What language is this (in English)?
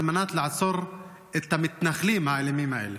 Hebrew